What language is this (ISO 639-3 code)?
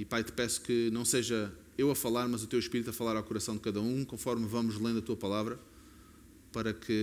por